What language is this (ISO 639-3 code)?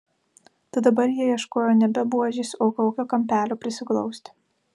lit